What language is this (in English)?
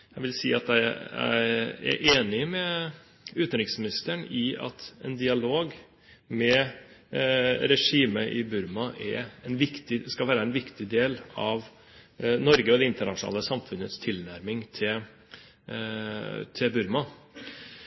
Norwegian Bokmål